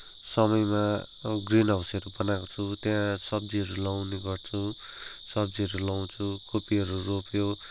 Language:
Nepali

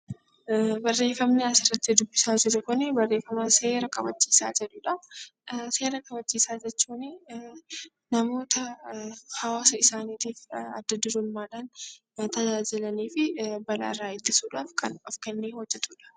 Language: Oromo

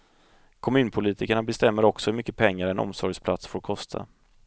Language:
Swedish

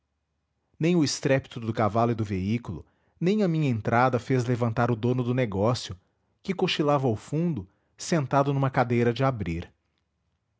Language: Portuguese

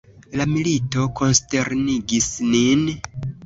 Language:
Esperanto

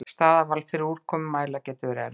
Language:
Icelandic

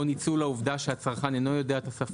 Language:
Hebrew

